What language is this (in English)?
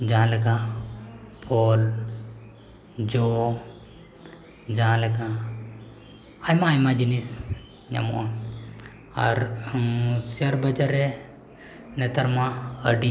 Santali